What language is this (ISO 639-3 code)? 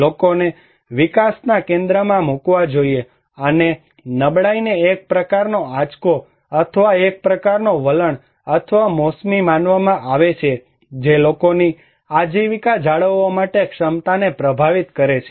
guj